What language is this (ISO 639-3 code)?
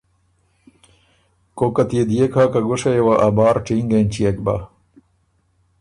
oru